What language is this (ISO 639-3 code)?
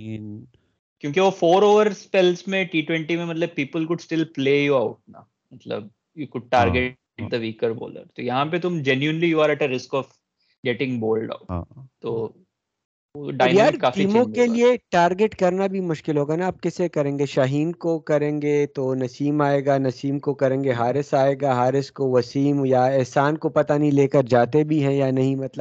urd